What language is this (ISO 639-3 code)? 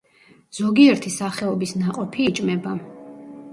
kat